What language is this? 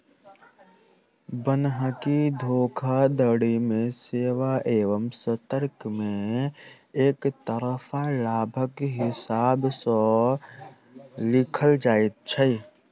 Maithili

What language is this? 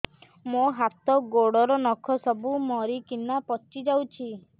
Odia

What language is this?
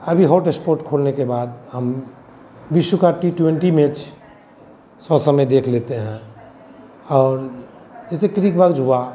Hindi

